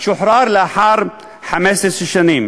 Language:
Hebrew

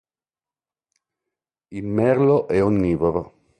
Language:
Italian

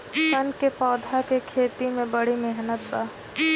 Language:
Bhojpuri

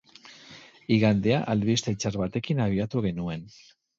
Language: Basque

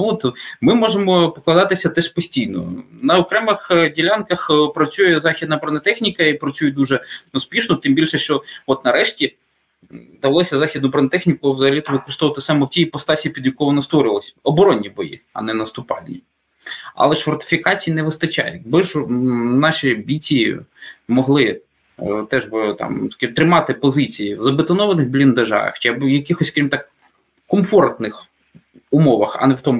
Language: Ukrainian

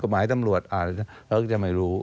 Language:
Thai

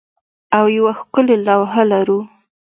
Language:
Pashto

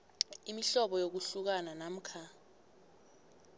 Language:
South Ndebele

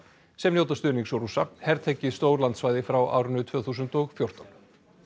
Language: Icelandic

